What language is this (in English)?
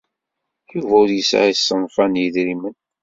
Kabyle